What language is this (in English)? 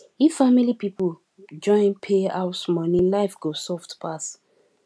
Nigerian Pidgin